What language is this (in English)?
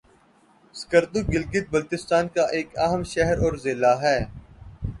Urdu